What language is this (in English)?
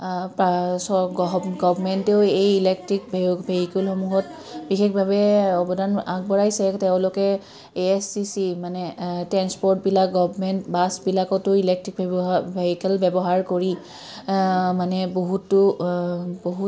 Assamese